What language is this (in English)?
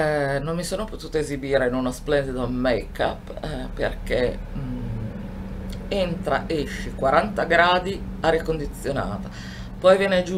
Italian